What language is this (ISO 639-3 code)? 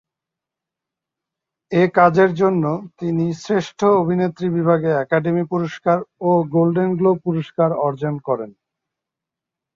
ben